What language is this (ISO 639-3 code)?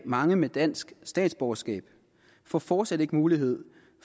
dan